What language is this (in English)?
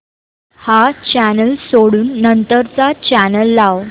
Marathi